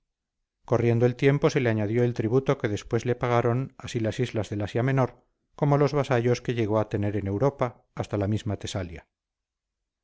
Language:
Spanish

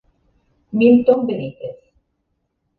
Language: Italian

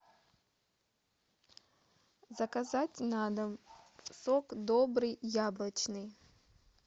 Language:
Russian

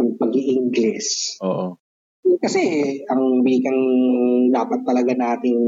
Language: Filipino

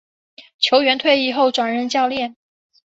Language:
Chinese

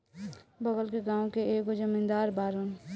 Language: Bhojpuri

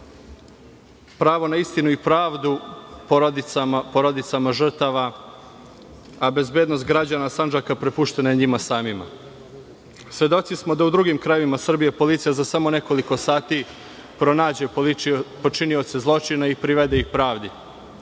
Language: Serbian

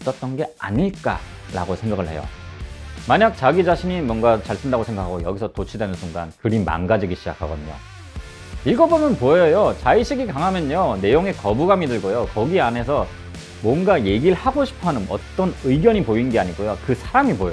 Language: Korean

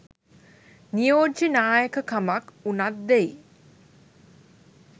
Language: Sinhala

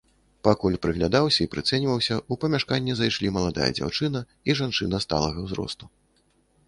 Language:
Belarusian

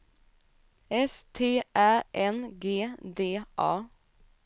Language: Swedish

